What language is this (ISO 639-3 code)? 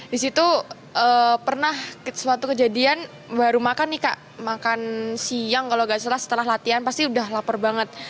ind